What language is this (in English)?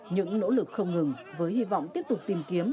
Vietnamese